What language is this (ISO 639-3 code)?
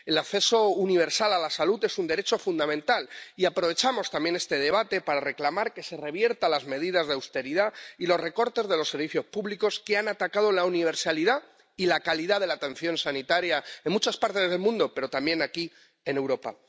spa